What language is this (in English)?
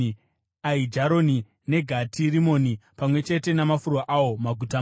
Shona